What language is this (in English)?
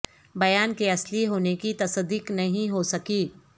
Urdu